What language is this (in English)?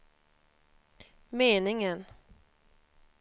Swedish